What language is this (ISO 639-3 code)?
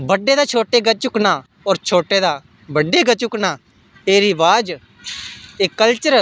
doi